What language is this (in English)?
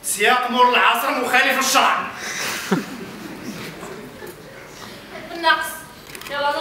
Arabic